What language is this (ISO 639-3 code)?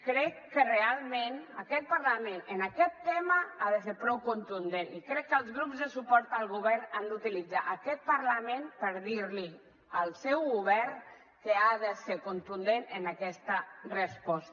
cat